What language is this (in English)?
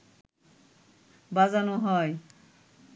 Bangla